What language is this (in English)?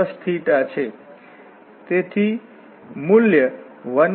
Gujarati